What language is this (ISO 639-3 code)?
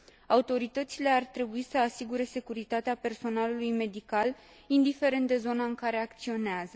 ron